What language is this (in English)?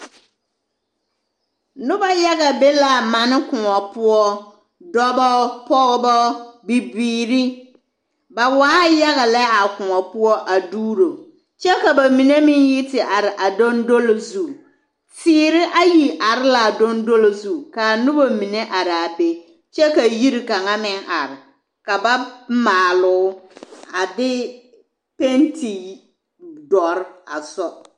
Southern Dagaare